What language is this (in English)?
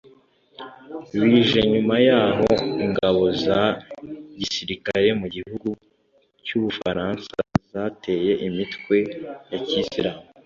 Kinyarwanda